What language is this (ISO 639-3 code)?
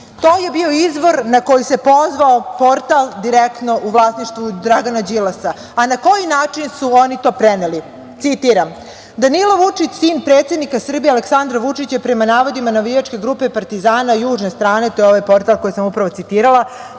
srp